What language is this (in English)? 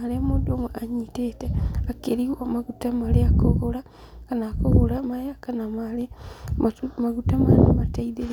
Kikuyu